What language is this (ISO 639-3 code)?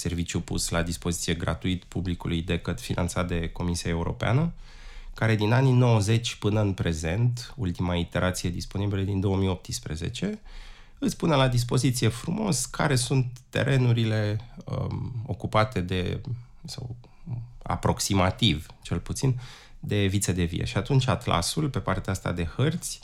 ron